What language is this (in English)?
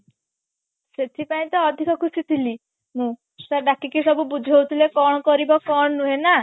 Odia